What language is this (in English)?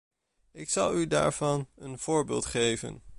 Dutch